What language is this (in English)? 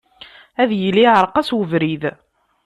Kabyle